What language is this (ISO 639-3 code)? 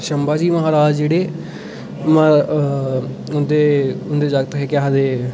doi